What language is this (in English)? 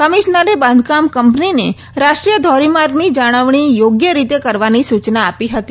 Gujarati